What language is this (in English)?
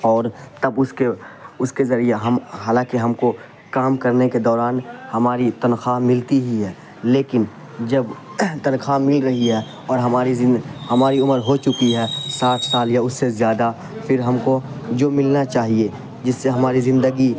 Urdu